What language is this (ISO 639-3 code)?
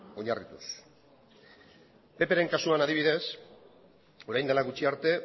eus